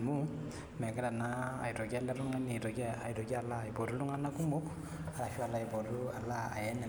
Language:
Masai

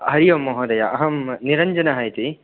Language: Sanskrit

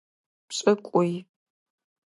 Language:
Adyghe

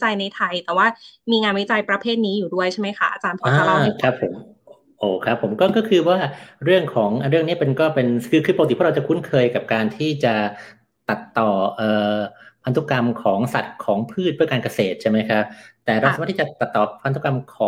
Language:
Thai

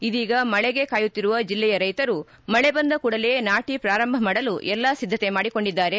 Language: Kannada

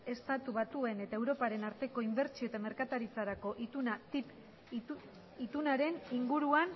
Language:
Basque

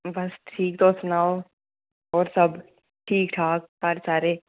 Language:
Dogri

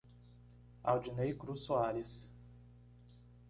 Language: Portuguese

